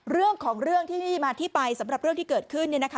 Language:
Thai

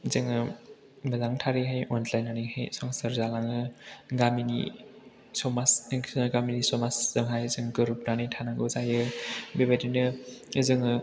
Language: Bodo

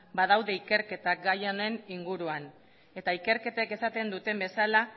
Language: Basque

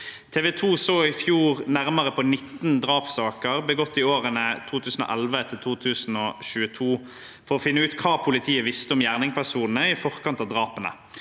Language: Norwegian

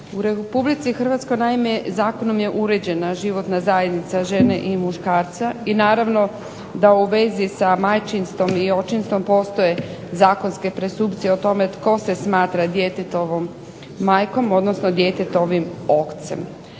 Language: Croatian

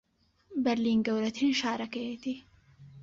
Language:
Central Kurdish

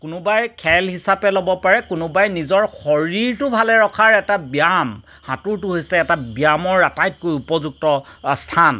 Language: Assamese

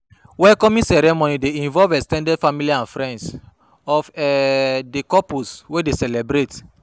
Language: Nigerian Pidgin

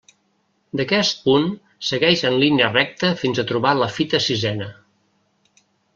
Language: Catalan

